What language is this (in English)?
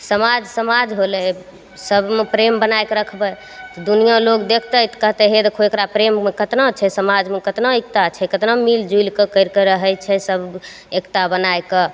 Maithili